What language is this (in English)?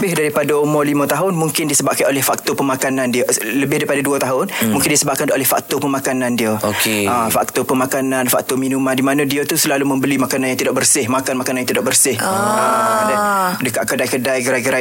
Malay